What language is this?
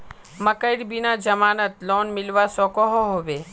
Magahi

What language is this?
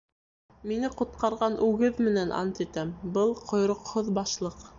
Bashkir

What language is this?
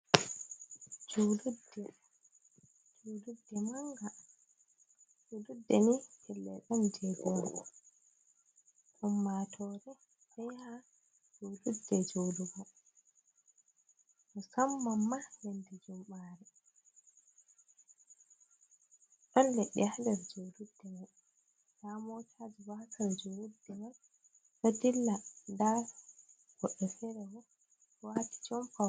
Fula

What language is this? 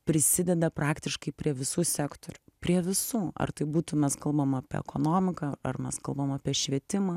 Lithuanian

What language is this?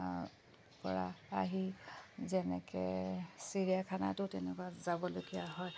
Assamese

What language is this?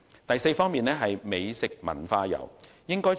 Cantonese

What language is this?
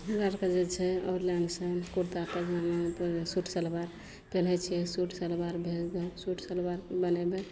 Maithili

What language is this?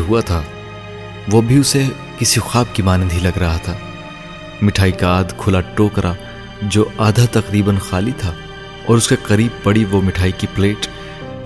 Urdu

